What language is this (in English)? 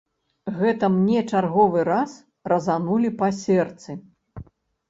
Belarusian